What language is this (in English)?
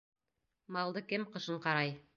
Bashkir